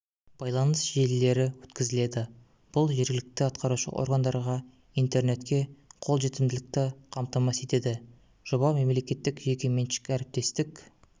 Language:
Kazakh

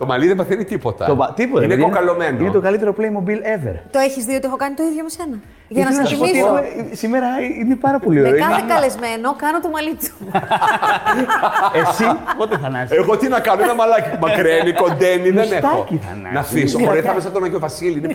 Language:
Greek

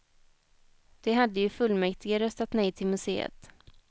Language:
Swedish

